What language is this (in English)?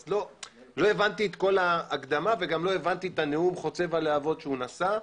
Hebrew